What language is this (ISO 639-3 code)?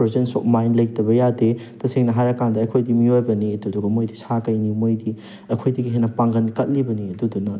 mni